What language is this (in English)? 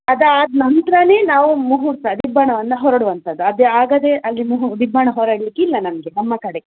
Kannada